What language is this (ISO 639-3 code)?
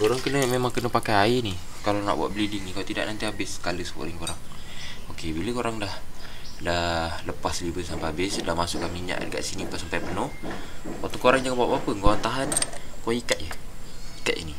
msa